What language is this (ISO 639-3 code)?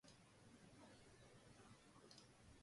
nan